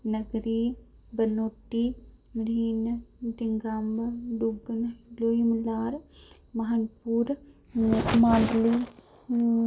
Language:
Dogri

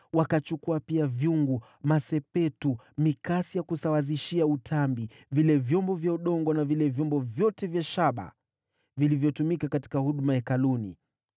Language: Swahili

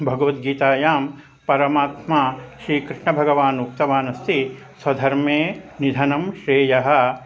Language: Sanskrit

